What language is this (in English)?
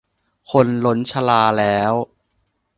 Thai